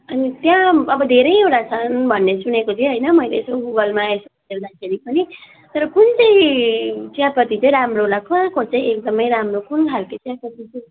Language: Nepali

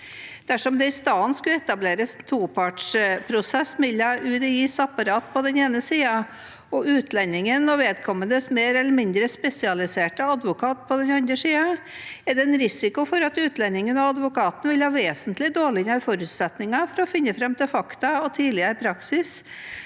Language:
Norwegian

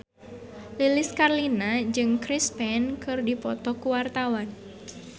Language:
Sundanese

